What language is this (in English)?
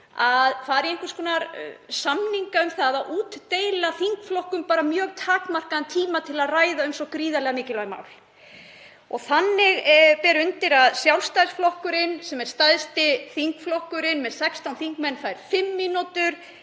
Icelandic